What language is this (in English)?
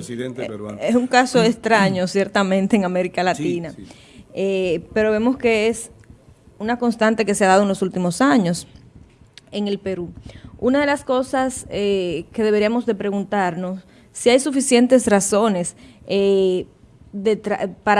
Spanish